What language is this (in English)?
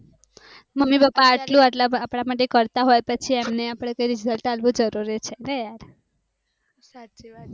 Gujarati